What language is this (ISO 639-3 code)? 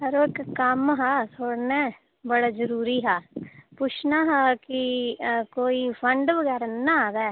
doi